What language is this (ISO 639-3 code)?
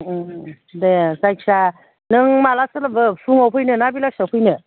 brx